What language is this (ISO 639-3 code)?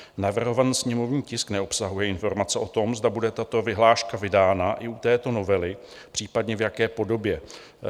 ces